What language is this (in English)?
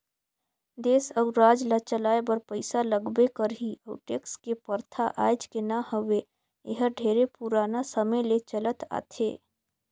Chhattisgarhi